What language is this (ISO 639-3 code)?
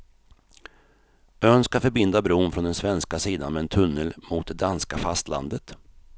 swe